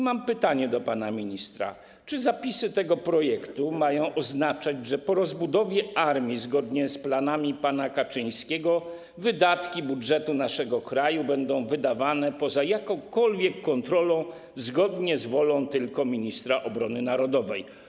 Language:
Polish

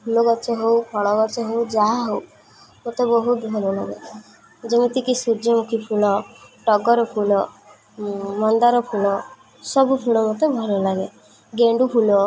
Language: Odia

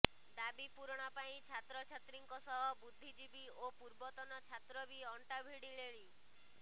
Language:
Odia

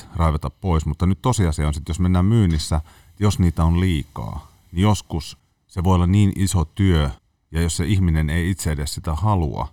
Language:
Finnish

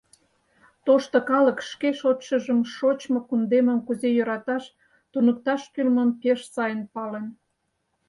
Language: Mari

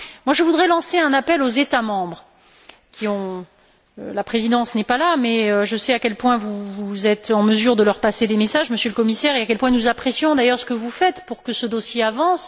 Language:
French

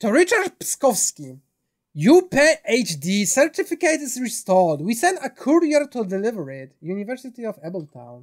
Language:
Polish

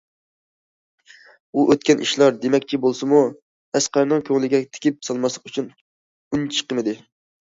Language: Uyghur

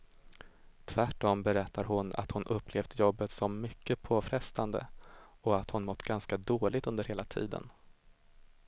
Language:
Swedish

